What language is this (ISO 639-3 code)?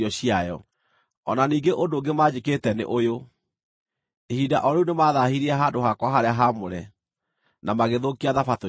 kik